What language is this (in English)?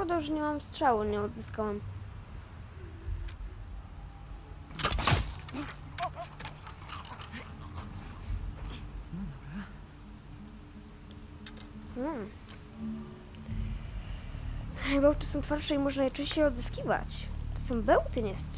Polish